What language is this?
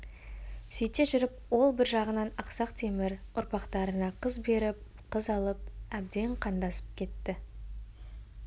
Kazakh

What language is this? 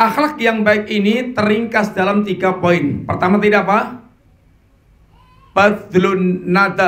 Indonesian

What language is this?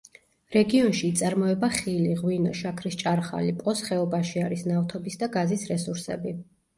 Georgian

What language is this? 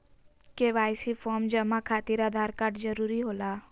Magahi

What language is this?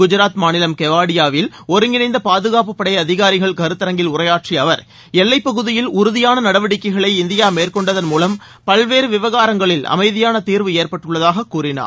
Tamil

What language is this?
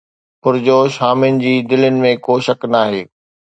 Sindhi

